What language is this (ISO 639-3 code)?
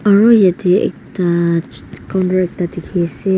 nag